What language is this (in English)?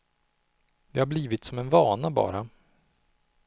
Swedish